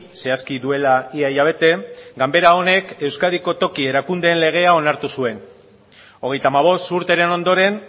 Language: Basque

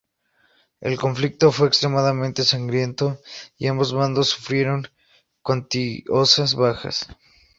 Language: Spanish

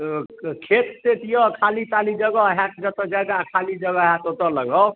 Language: Maithili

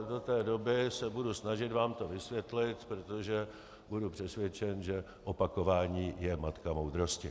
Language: Czech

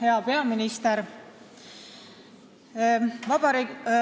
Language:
Estonian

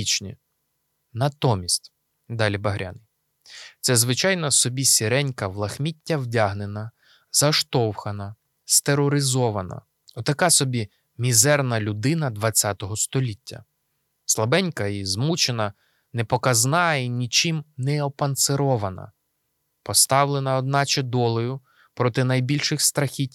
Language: Ukrainian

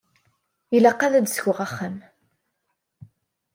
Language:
Kabyle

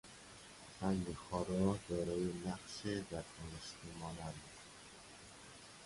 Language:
Persian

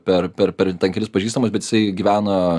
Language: Lithuanian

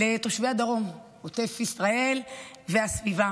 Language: Hebrew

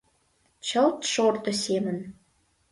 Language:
Mari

